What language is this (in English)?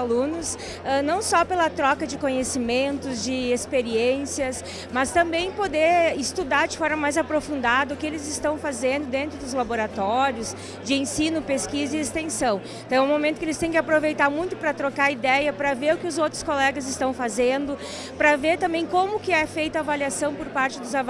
Portuguese